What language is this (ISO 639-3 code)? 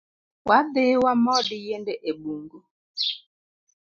luo